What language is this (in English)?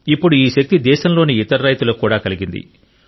Telugu